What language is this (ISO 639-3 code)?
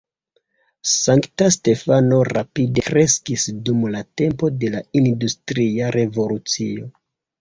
epo